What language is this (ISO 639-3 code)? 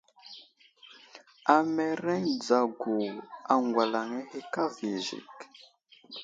udl